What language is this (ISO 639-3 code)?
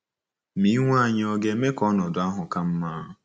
ibo